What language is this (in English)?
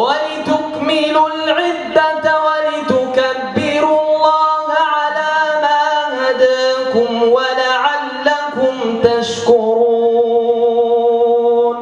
Arabic